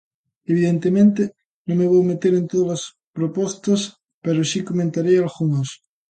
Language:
Galician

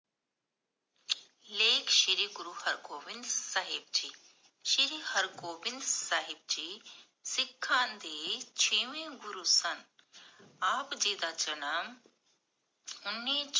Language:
Punjabi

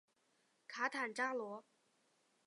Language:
Chinese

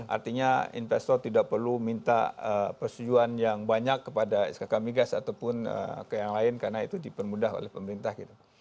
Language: Indonesian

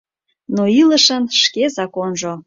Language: Mari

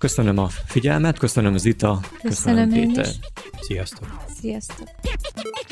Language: Hungarian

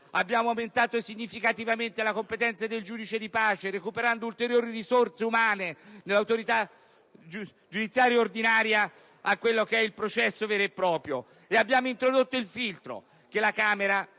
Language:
Italian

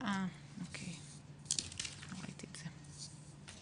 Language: Hebrew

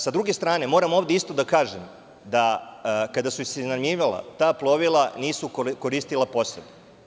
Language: Serbian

